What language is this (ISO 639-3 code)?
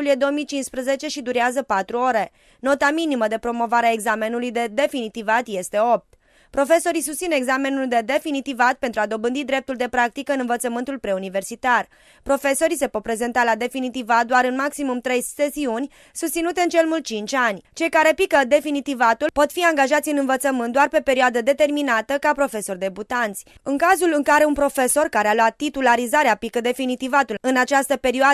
ron